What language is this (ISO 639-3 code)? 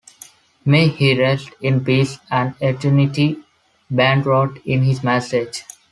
eng